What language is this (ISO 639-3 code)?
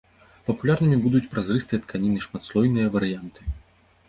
bel